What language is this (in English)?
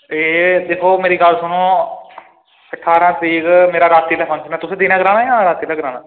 Dogri